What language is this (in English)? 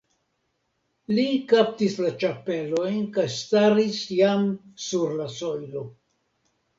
Esperanto